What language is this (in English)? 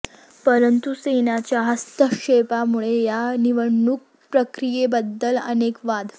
Marathi